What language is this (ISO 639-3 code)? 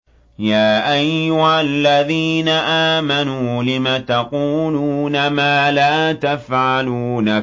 ara